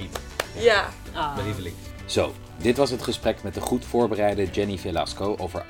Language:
Dutch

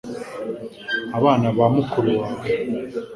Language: Kinyarwanda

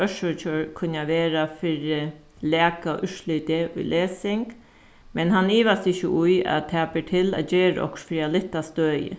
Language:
Faroese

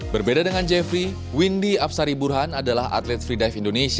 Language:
Indonesian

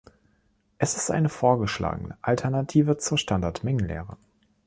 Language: German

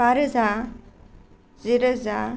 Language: Bodo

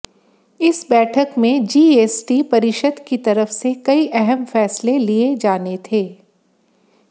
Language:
Hindi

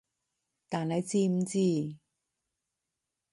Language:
Cantonese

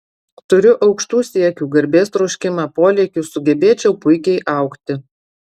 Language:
Lithuanian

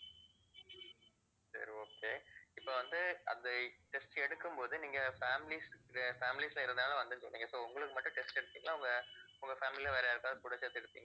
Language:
Tamil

